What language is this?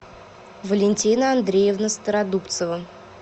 Russian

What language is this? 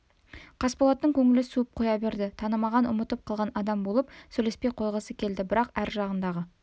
Kazakh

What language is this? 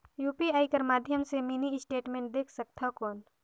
Chhattisgarhi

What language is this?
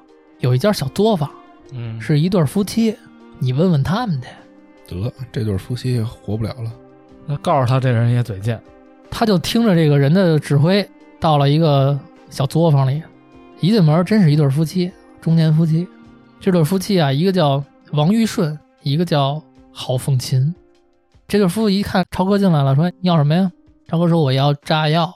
Chinese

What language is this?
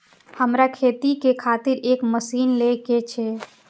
Maithili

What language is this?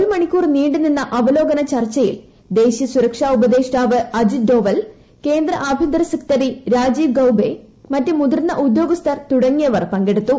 Malayalam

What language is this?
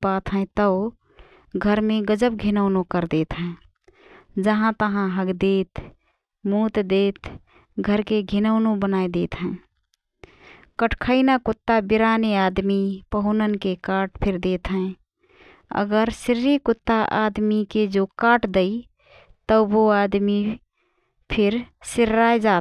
Rana Tharu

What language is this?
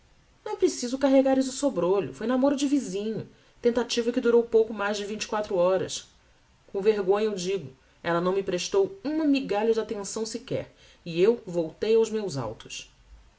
Portuguese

